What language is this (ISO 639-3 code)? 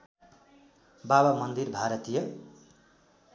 nep